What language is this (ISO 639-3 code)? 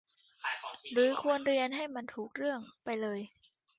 tha